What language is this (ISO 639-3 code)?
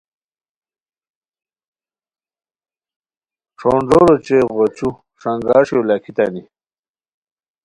khw